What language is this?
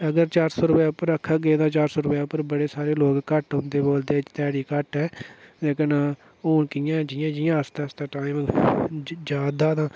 Dogri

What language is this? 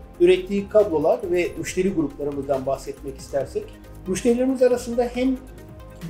Turkish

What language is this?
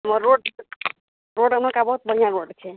Maithili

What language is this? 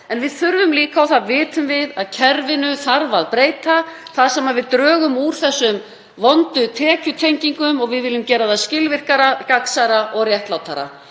Icelandic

